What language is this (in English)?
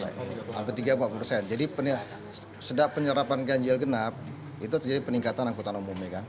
Indonesian